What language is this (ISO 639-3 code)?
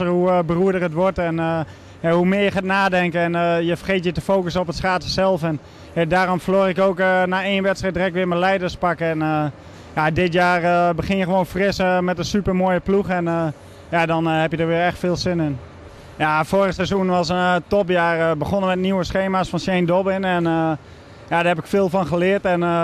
nld